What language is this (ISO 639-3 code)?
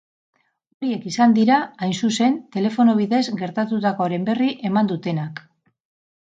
eus